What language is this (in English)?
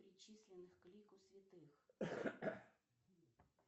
Russian